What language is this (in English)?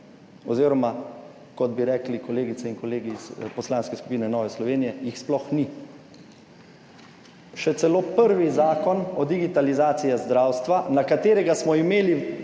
Slovenian